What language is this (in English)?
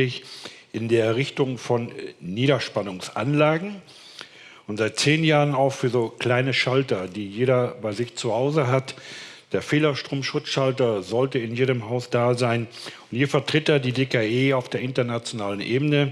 German